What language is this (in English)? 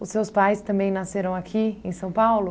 Portuguese